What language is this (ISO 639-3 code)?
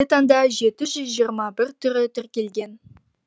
kaz